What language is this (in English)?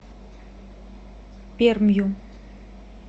Russian